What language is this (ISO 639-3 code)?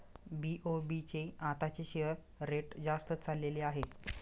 mar